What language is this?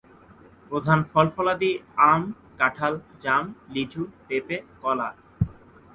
Bangla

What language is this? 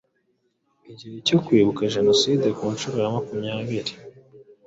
Kinyarwanda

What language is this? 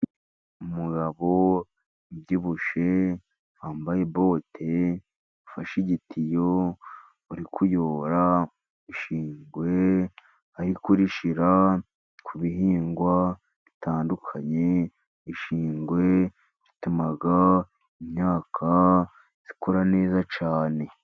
Kinyarwanda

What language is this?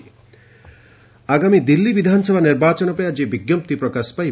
Odia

